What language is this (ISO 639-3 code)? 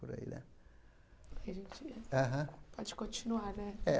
por